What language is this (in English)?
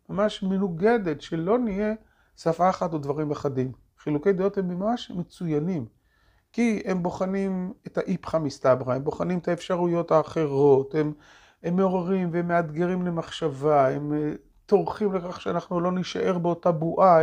Hebrew